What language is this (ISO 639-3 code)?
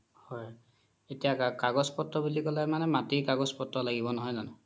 asm